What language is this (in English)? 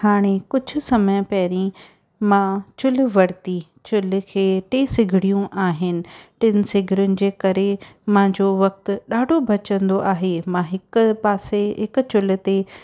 Sindhi